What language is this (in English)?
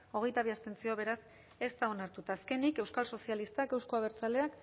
Basque